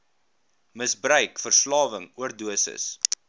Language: Afrikaans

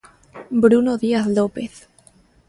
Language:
Galician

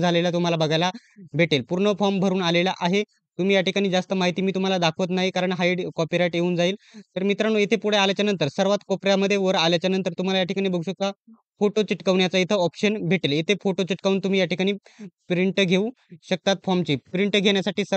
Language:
Marathi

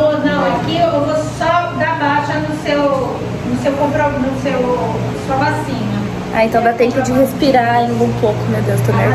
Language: Portuguese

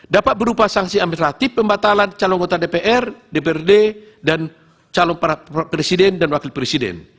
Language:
Indonesian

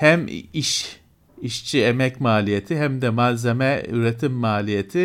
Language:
Turkish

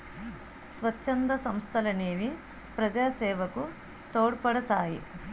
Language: Telugu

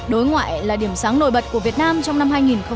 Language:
Vietnamese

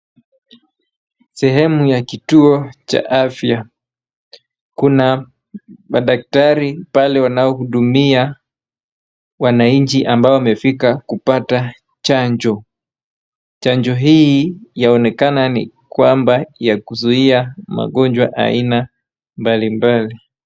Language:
Swahili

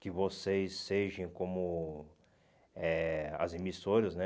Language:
Portuguese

